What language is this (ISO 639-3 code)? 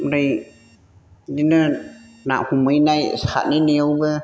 brx